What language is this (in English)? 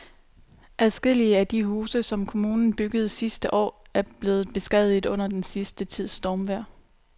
Danish